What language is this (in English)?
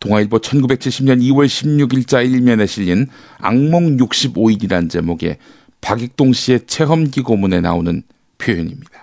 Korean